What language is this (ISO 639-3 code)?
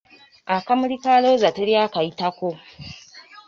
lug